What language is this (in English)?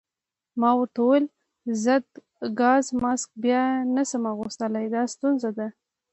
Pashto